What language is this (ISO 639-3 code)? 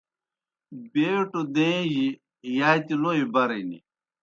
plk